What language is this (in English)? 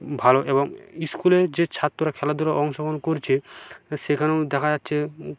Bangla